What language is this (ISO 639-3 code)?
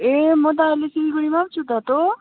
nep